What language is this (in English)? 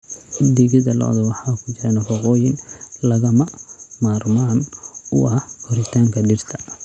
Somali